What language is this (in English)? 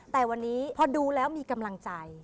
Thai